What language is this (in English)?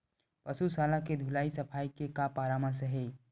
Chhattisgarhi